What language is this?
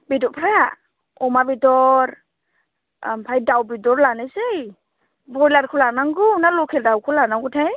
Bodo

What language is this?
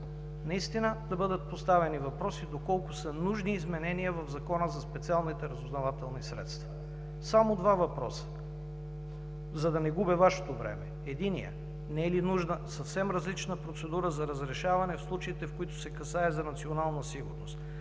Bulgarian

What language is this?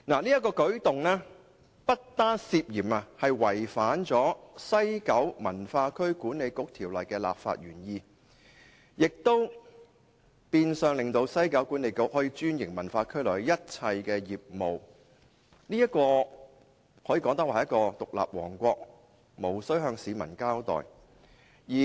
Cantonese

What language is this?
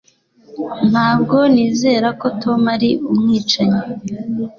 Kinyarwanda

